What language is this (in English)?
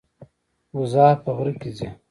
Pashto